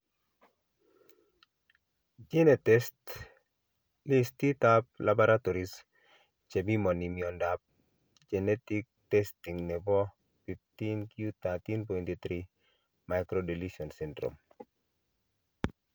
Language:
Kalenjin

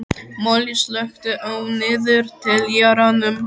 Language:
Icelandic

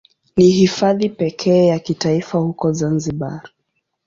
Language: Swahili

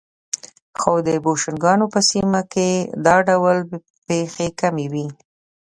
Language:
Pashto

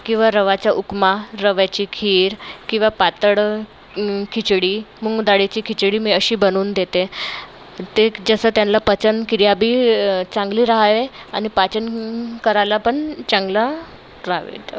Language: Marathi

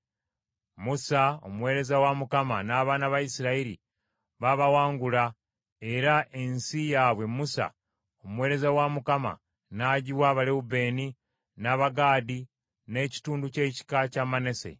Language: Ganda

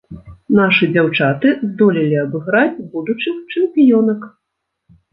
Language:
Belarusian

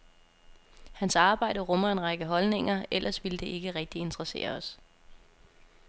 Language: Danish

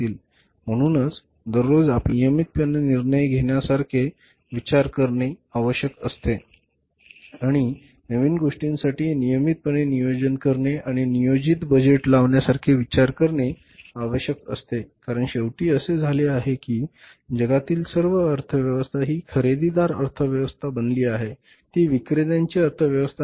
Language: Marathi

